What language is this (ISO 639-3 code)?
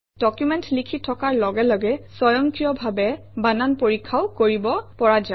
asm